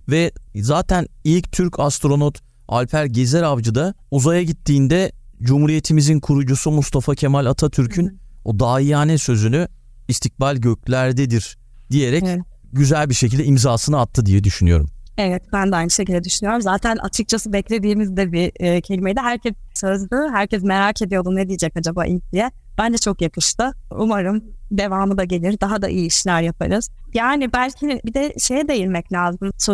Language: Turkish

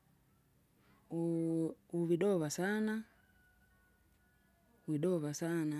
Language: Kinga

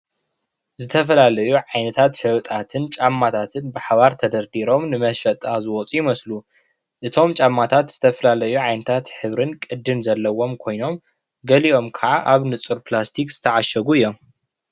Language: Tigrinya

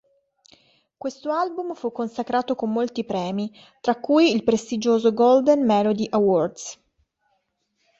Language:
Italian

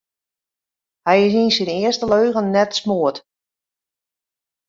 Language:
Western Frisian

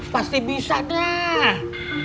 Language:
Indonesian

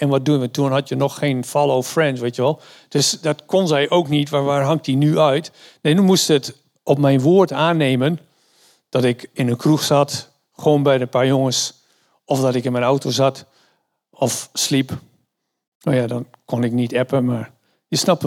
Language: Dutch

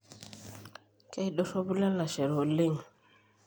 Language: Masai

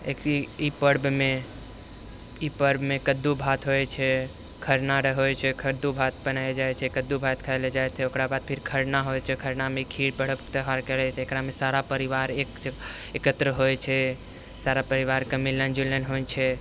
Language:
Maithili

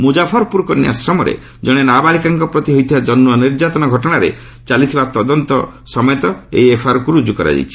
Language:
Odia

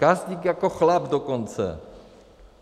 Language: Czech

